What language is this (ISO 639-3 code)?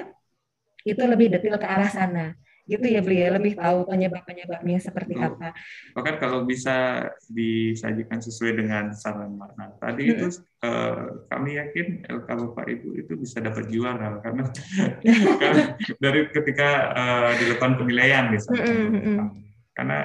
ind